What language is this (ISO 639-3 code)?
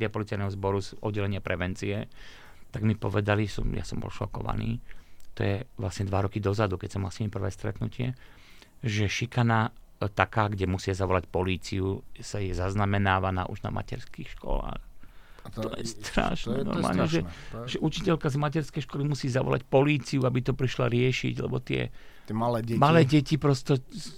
slk